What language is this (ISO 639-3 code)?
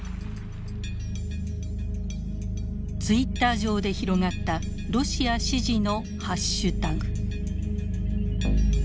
jpn